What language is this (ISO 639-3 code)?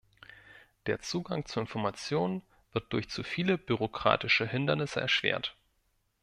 deu